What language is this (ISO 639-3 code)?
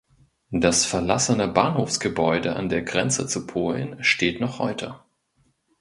deu